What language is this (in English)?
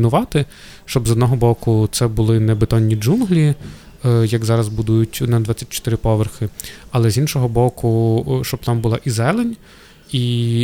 Ukrainian